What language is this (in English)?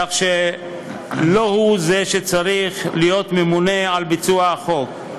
Hebrew